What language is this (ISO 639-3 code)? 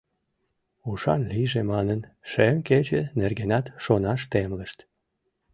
chm